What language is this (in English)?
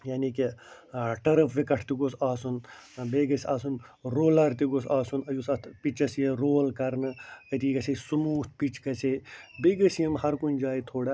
Kashmiri